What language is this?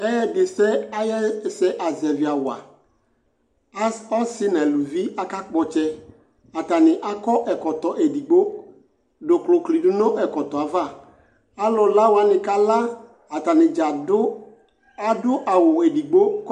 Ikposo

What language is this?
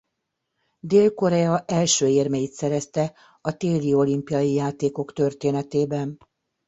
Hungarian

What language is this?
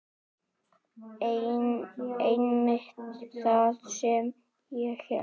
Icelandic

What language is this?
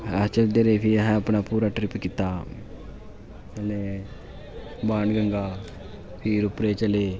Dogri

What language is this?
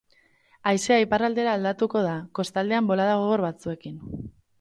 Basque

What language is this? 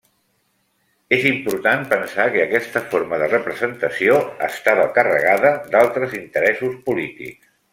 Catalan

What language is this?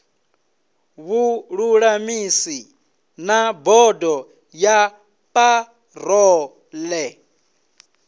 Venda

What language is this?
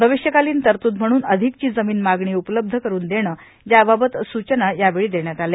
Marathi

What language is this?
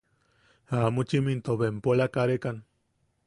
Yaqui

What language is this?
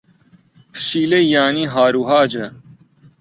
Central Kurdish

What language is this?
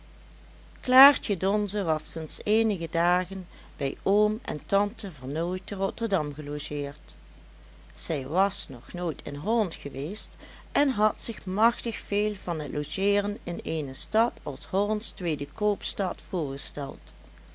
Dutch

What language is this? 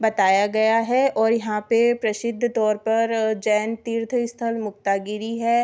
Hindi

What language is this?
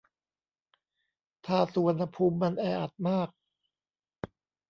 Thai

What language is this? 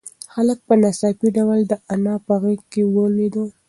Pashto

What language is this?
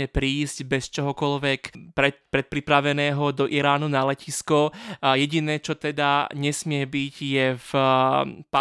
Slovak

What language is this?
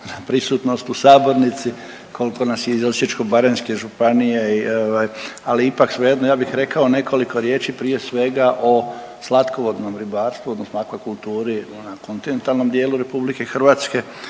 Croatian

